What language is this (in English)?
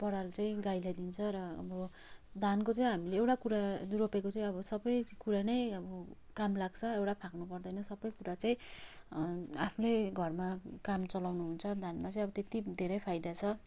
Nepali